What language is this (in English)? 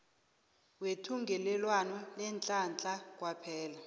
South Ndebele